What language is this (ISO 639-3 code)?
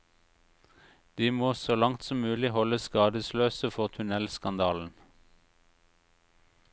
nor